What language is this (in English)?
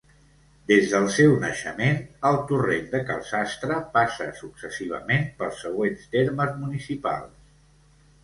Catalan